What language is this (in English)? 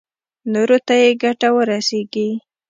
Pashto